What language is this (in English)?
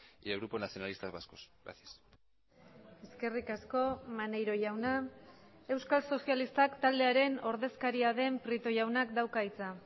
Basque